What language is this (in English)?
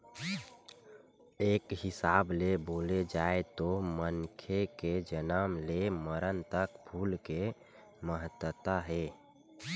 Chhattisgarhi